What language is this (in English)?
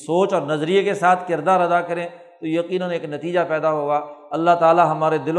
Urdu